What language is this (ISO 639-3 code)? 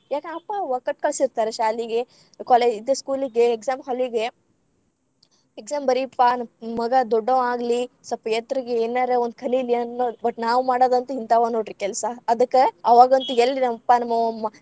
kan